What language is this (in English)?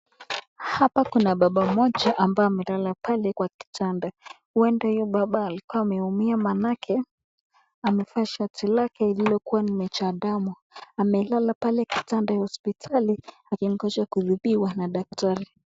Swahili